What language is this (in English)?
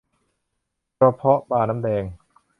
Thai